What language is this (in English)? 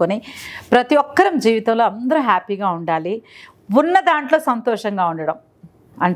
Telugu